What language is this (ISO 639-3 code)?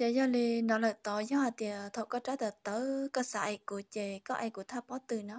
vie